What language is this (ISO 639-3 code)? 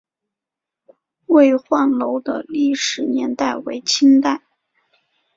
zho